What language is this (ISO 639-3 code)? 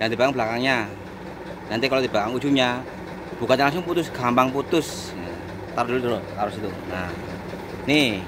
ind